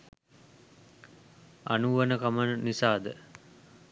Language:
Sinhala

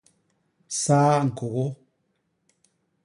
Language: Basaa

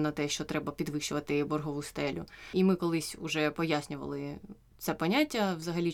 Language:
Ukrainian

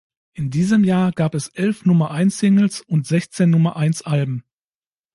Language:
German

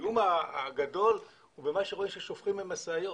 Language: Hebrew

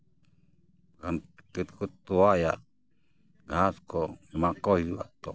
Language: Santali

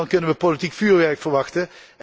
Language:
Dutch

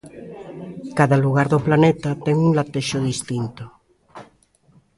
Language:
Galician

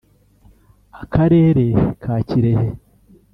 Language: Kinyarwanda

